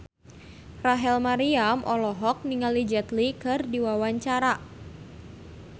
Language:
Sundanese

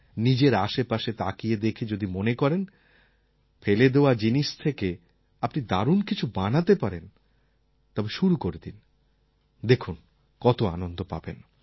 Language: Bangla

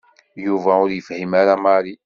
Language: Kabyle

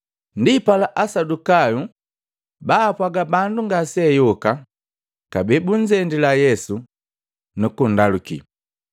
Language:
Matengo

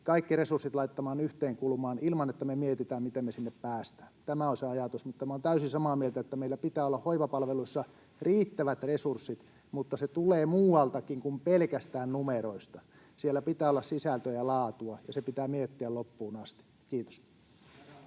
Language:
Finnish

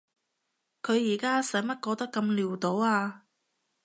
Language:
Cantonese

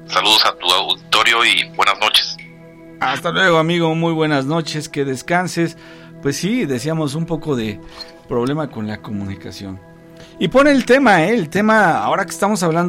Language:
Spanish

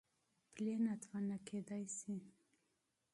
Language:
Pashto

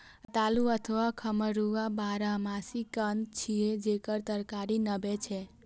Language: Maithili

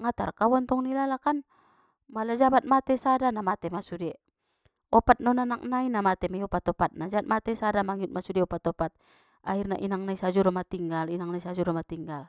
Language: Batak Mandailing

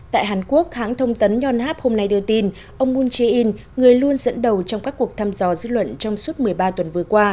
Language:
Vietnamese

